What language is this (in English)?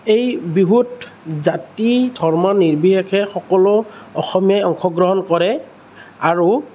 Assamese